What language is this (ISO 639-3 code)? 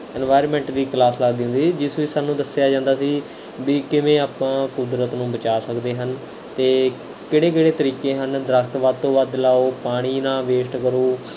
pan